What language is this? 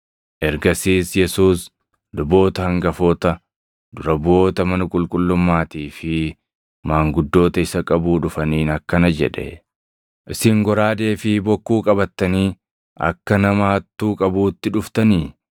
Oromo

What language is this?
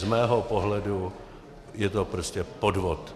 Czech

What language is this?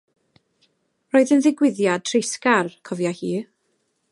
Welsh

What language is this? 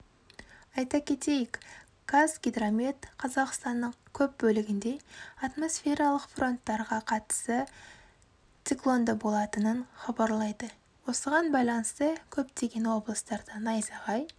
Kazakh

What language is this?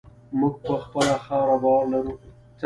Pashto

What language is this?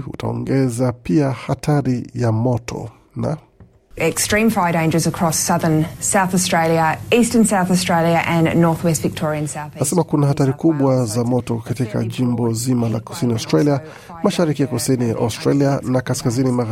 Swahili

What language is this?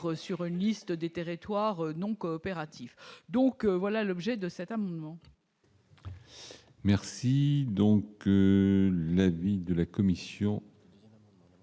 French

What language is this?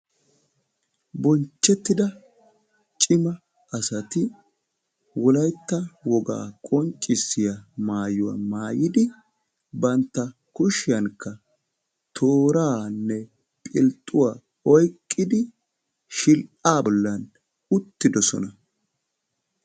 Wolaytta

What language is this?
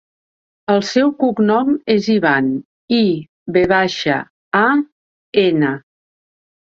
Catalan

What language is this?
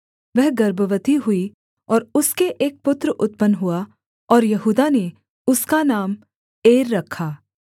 Hindi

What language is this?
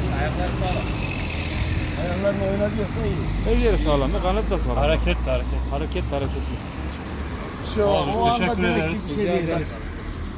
Turkish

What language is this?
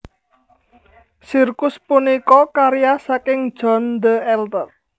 Javanese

